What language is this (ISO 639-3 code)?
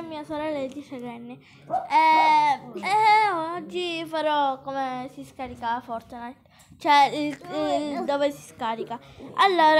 ita